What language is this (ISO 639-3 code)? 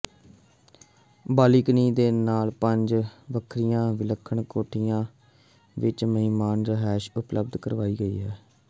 pan